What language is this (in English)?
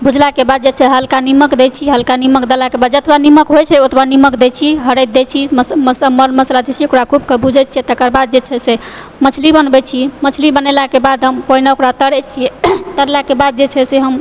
Maithili